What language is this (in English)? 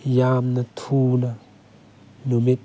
Manipuri